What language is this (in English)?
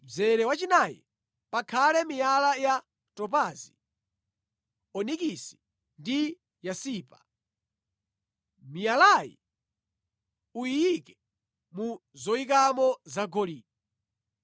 Nyanja